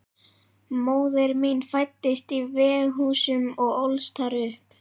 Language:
Icelandic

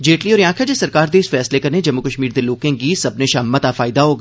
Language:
Dogri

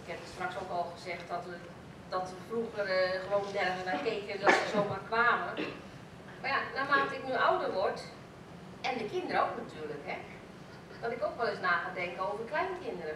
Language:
Dutch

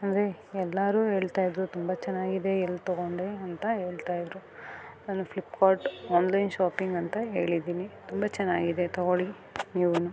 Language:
Kannada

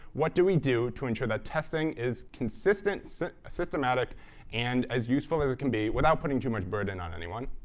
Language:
English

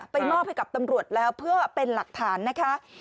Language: Thai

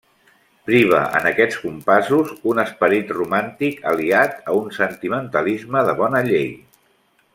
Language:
Catalan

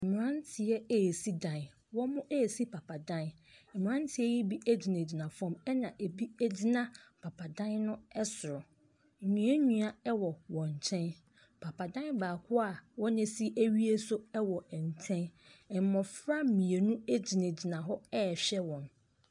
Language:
Akan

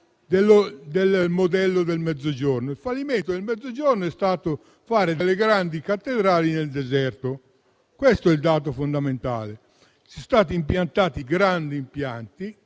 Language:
Italian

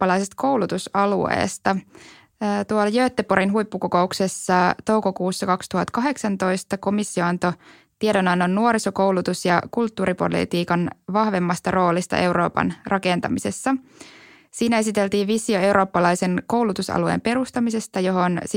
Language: Finnish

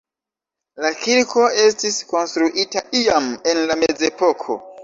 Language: Esperanto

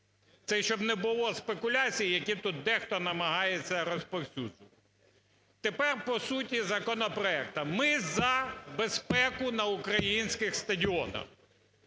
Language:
Ukrainian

